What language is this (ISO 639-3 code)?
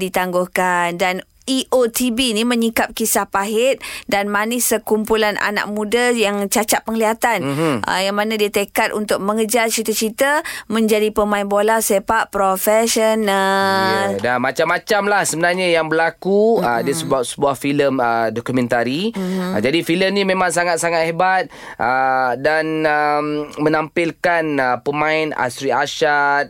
msa